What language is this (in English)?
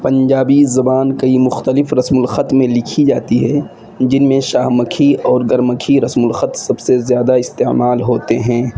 Urdu